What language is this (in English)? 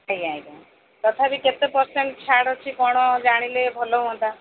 Odia